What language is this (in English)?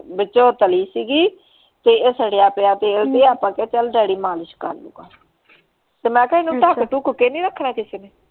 Punjabi